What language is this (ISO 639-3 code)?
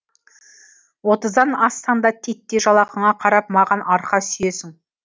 kaz